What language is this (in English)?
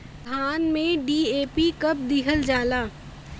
Bhojpuri